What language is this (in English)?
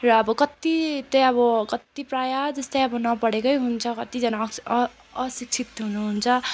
Nepali